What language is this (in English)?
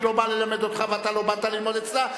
Hebrew